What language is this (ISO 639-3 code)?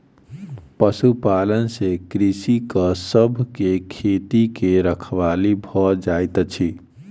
mai